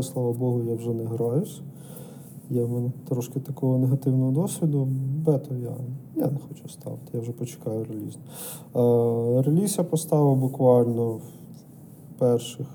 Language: Ukrainian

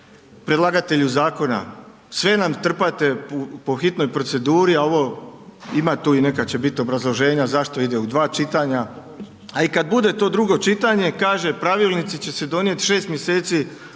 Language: Croatian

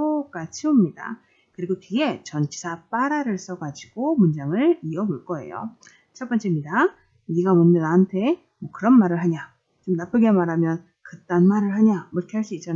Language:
Korean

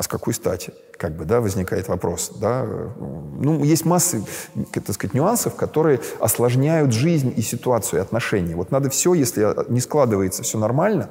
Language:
Russian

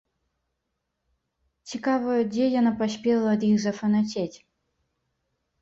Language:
Belarusian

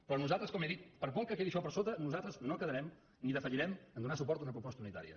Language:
Catalan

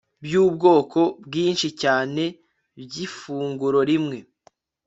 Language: Kinyarwanda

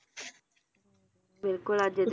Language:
Punjabi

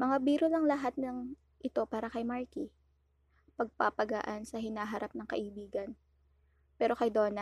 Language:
Filipino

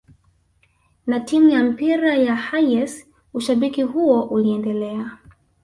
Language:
Swahili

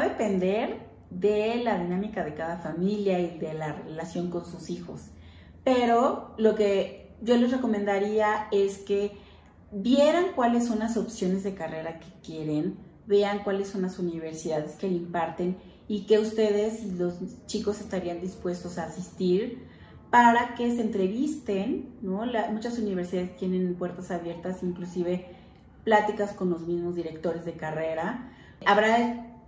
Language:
Spanish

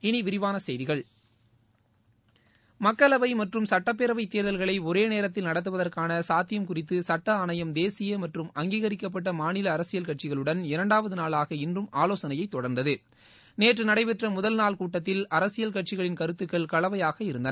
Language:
Tamil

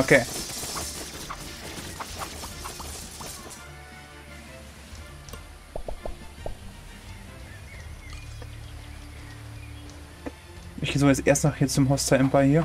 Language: German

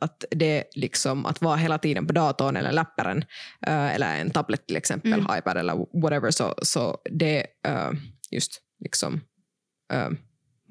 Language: Swedish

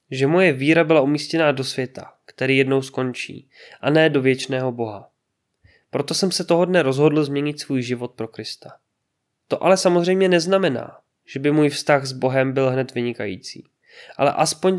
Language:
Czech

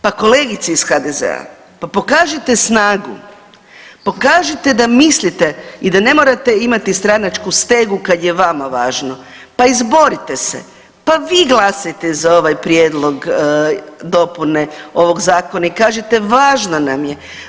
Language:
Croatian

